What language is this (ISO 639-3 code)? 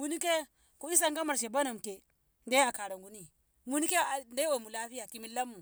nbh